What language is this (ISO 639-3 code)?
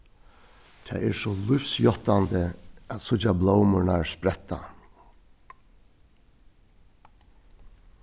fao